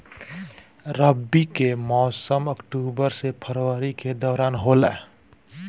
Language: Bhojpuri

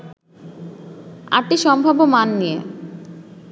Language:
Bangla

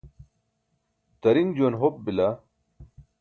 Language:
Burushaski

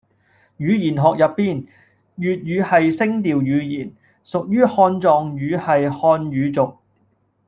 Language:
Cantonese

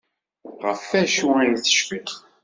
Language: Kabyle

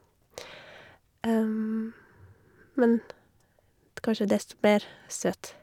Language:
Norwegian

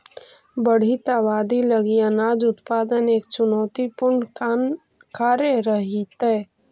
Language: Magahi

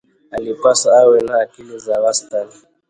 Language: Swahili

